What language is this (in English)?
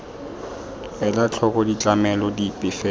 Tswana